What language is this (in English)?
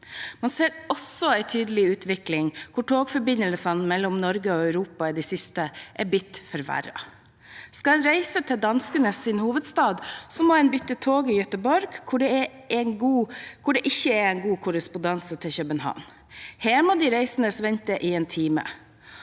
Norwegian